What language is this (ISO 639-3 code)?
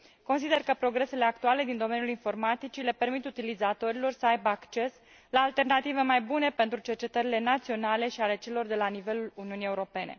ron